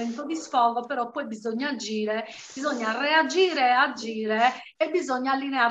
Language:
Italian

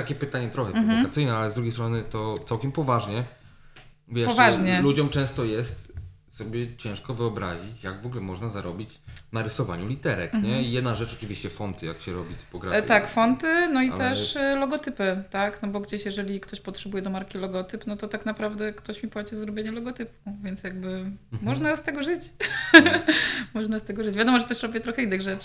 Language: Polish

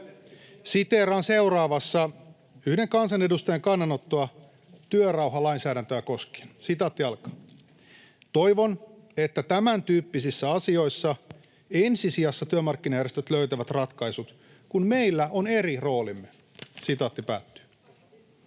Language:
Finnish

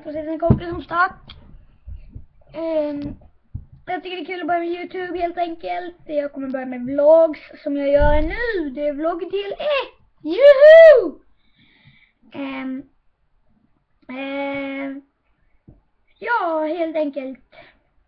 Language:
Swedish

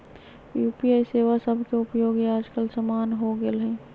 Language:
Magahi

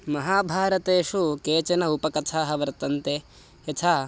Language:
Sanskrit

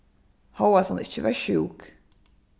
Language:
Faroese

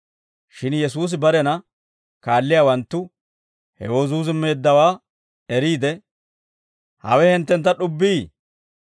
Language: Dawro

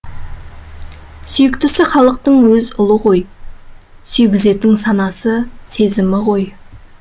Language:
Kazakh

